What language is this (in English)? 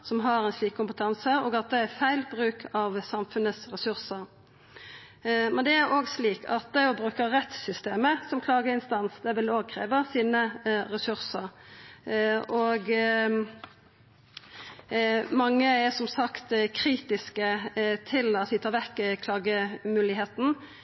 Norwegian Nynorsk